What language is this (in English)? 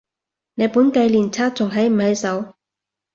Cantonese